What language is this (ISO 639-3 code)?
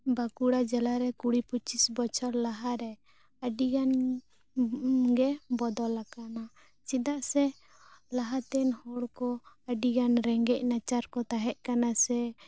sat